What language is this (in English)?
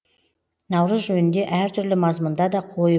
Kazakh